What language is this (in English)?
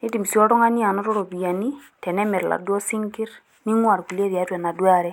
Masai